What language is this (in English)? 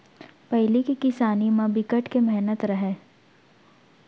Chhattisgarhi